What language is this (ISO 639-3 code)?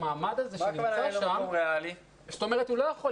heb